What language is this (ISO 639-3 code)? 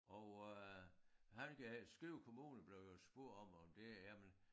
dan